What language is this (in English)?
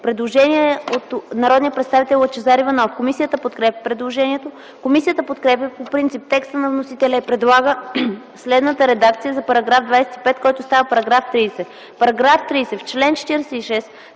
Bulgarian